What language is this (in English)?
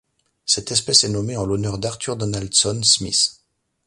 French